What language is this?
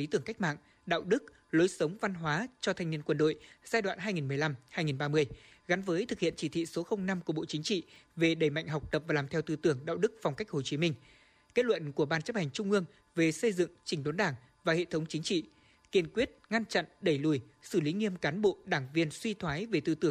Vietnamese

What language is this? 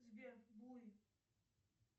Russian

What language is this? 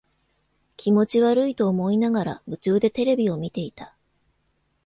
Japanese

